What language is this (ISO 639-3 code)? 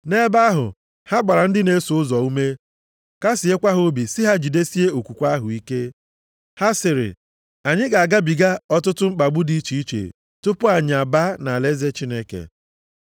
ibo